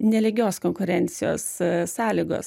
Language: Lithuanian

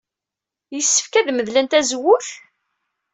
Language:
Kabyle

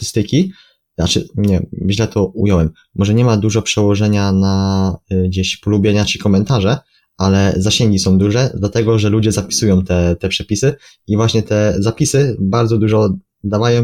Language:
Polish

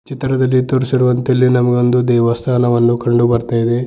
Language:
Kannada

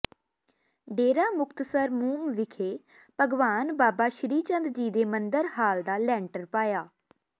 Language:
Punjabi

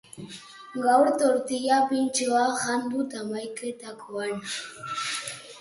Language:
Basque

